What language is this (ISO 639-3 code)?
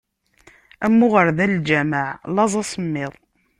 kab